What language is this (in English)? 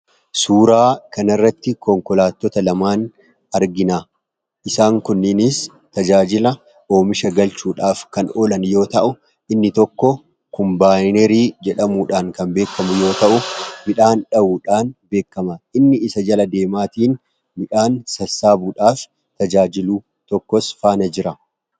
Oromo